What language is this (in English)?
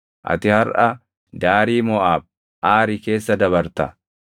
Oromo